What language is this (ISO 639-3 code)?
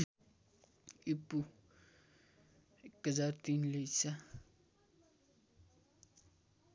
nep